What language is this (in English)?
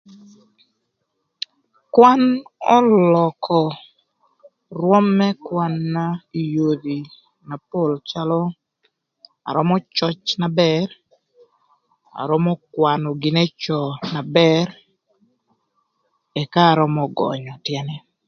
Thur